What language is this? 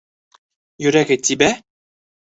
Bashkir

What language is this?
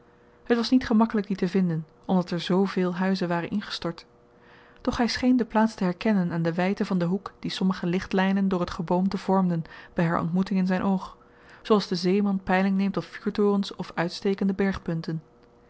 Dutch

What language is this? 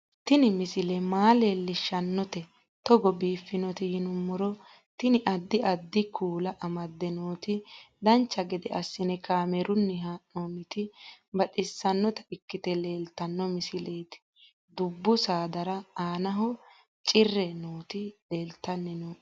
Sidamo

